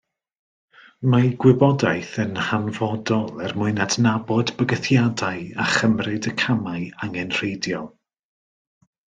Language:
Welsh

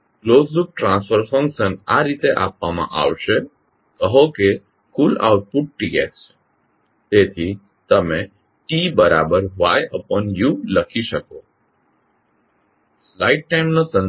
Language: Gujarati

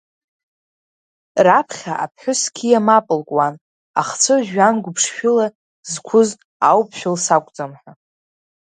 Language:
Abkhazian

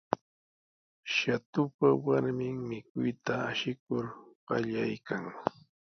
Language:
Sihuas Ancash Quechua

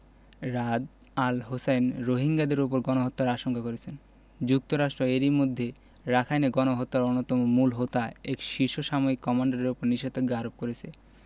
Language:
Bangla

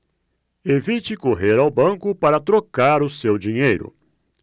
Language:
Portuguese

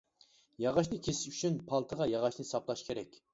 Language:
Uyghur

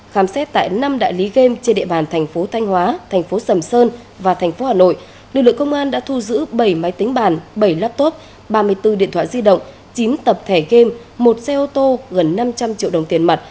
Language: Vietnamese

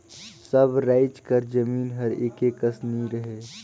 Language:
Chhattisgarhi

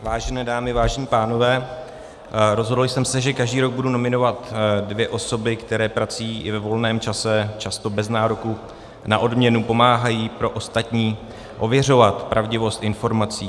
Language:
Czech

